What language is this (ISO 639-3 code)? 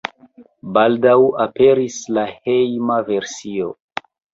epo